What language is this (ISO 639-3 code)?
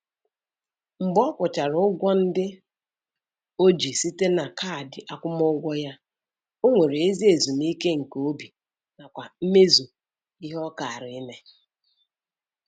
ibo